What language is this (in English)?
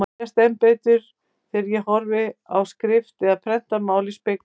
Icelandic